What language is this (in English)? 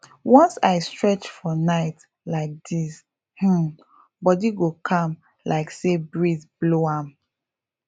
Nigerian Pidgin